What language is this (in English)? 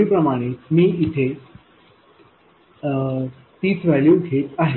Marathi